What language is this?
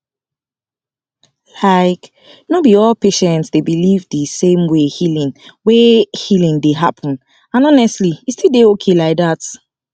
Nigerian Pidgin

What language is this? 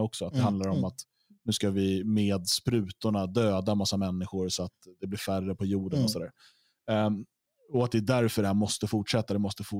Swedish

